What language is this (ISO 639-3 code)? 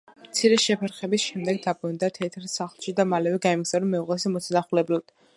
kat